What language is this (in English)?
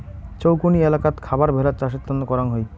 Bangla